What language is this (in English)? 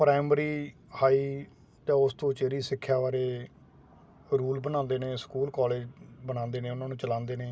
Punjabi